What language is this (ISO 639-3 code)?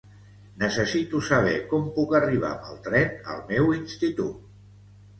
cat